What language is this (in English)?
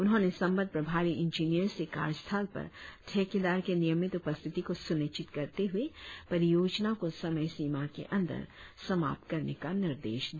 Hindi